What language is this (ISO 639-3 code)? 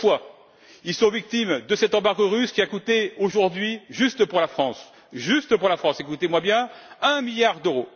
fra